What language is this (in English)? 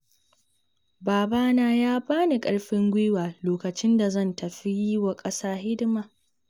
Hausa